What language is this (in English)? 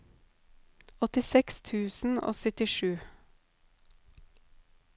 Norwegian